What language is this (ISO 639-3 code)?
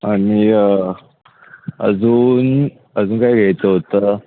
mar